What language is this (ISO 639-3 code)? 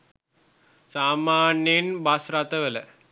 sin